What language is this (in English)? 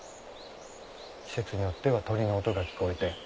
Japanese